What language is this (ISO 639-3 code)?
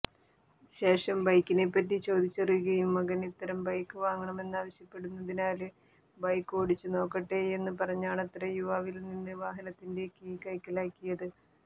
mal